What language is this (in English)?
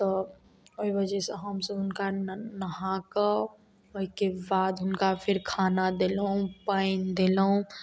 Maithili